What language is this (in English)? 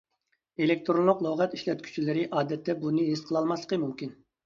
Uyghur